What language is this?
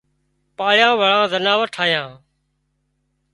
Wadiyara Koli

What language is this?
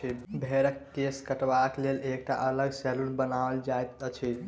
Maithili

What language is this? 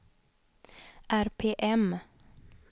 Swedish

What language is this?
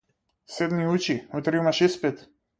Macedonian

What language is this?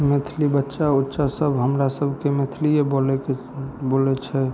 Maithili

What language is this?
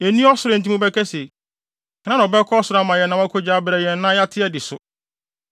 Akan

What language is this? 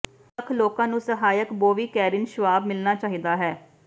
Punjabi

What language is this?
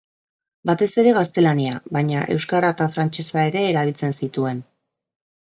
Basque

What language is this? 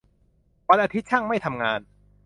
Thai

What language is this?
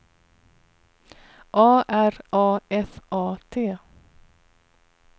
Swedish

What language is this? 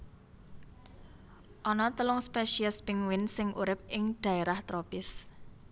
Javanese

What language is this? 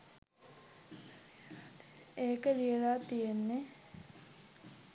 Sinhala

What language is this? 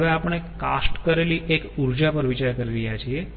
Gujarati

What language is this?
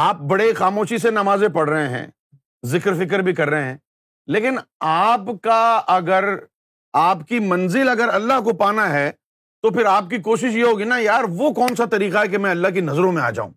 Urdu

